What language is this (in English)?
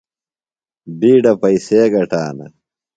Phalura